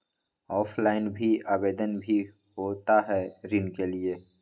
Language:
Magahi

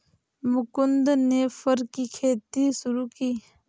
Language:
Hindi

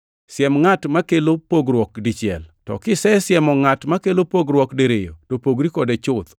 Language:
Luo (Kenya and Tanzania)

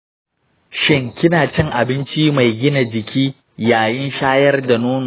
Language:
Hausa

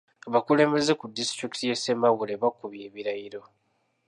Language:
Ganda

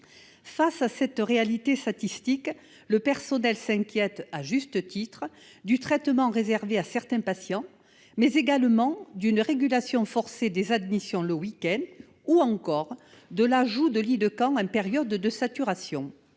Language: French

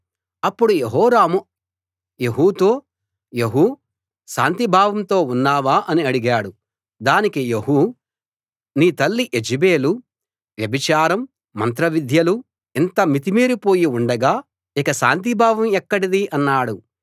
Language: Telugu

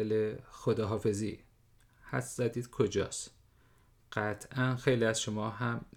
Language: Persian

